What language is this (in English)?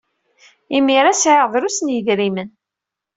Kabyle